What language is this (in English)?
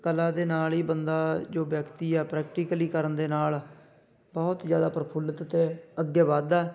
Punjabi